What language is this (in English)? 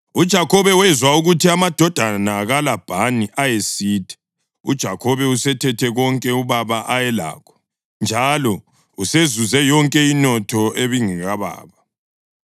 North Ndebele